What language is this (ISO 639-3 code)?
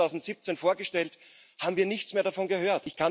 deu